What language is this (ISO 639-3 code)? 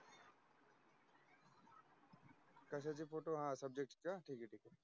mar